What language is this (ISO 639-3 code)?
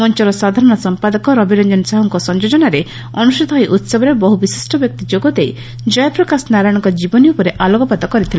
ori